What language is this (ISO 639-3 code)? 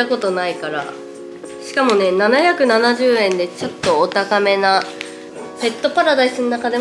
jpn